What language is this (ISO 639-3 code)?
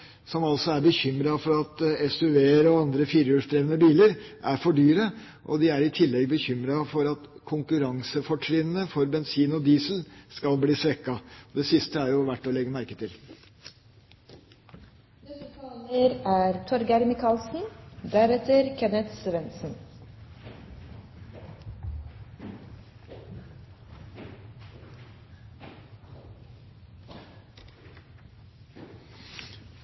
nob